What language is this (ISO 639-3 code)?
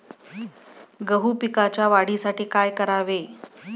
mar